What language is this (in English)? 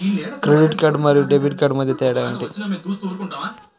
Telugu